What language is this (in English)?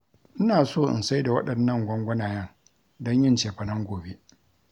Hausa